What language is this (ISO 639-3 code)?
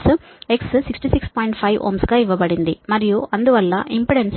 tel